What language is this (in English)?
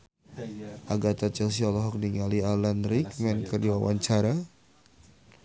Sundanese